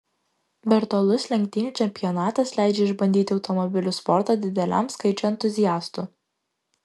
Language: Lithuanian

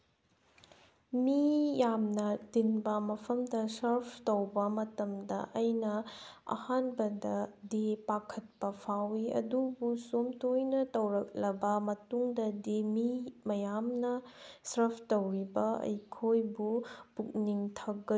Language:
Manipuri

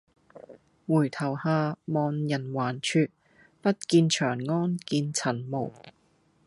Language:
Cantonese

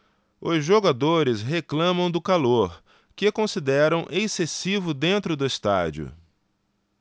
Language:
Portuguese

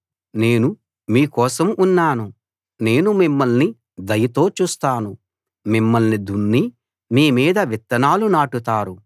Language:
Telugu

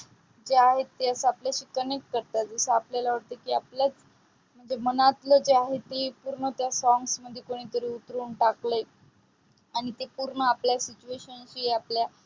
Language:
Marathi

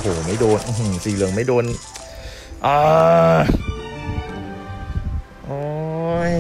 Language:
Thai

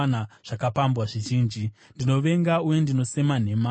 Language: Shona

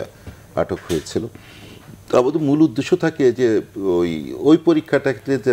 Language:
Bangla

